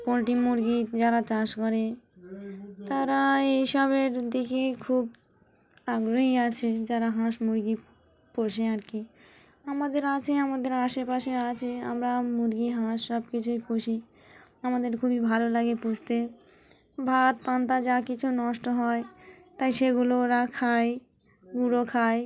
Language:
Bangla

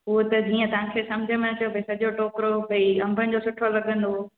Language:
Sindhi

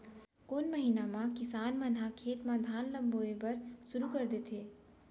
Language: Chhattisgarhi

